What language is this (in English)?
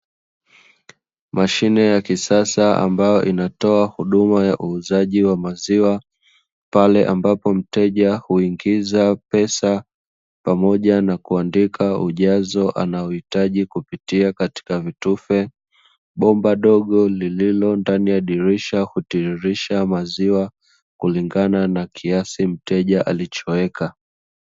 Swahili